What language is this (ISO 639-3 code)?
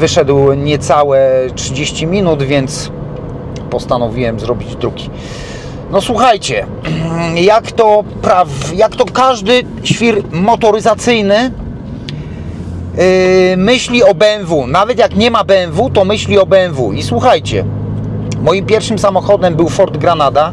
pol